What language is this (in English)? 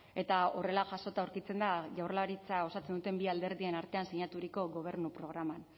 Basque